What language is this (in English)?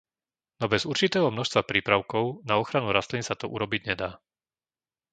Slovak